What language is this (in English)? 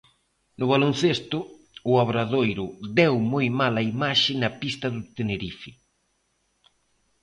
Galician